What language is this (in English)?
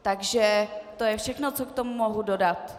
Czech